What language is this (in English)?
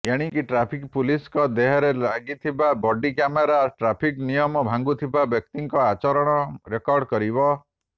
Odia